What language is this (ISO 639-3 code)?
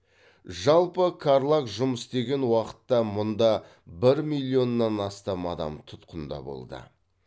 kaz